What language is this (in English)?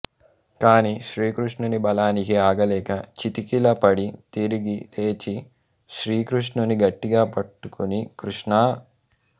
Telugu